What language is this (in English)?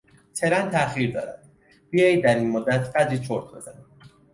Persian